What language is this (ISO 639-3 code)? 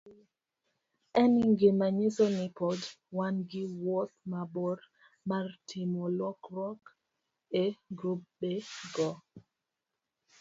luo